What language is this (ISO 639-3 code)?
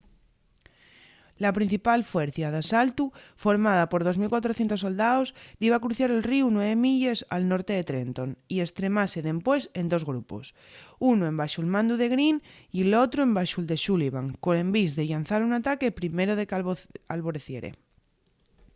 ast